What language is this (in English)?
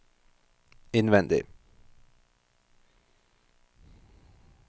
Norwegian